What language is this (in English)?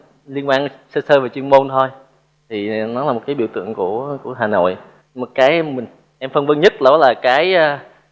Vietnamese